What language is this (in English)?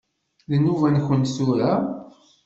Kabyle